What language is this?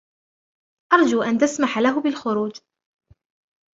Arabic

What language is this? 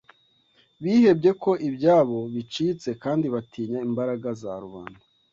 Kinyarwanda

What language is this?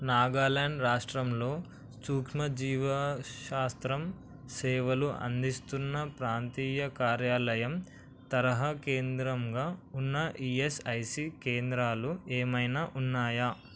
Telugu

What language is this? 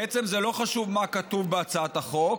Hebrew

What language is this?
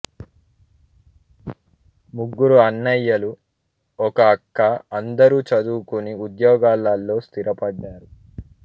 Telugu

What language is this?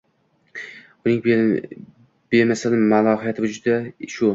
Uzbek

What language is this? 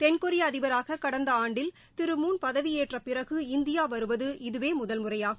Tamil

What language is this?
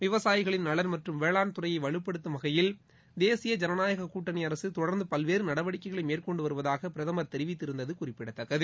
Tamil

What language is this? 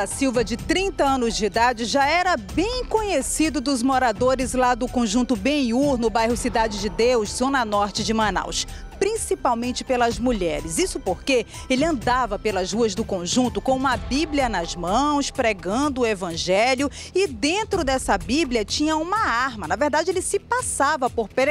Portuguese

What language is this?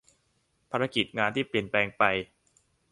Thai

